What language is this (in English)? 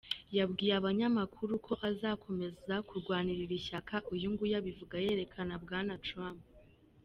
Kinyarwanda